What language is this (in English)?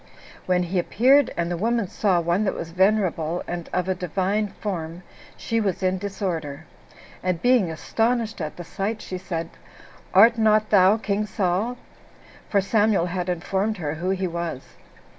English